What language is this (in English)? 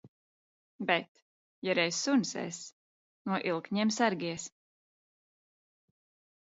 Latvian